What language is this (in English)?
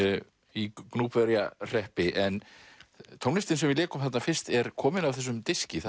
Icelandic